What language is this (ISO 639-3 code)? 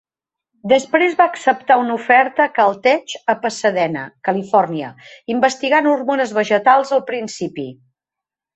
cat